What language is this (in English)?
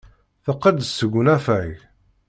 Kabyle